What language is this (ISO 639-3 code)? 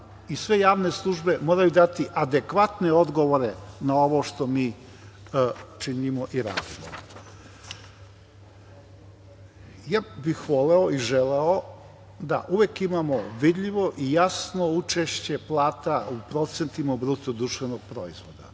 srp